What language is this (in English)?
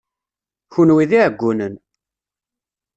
Kabyle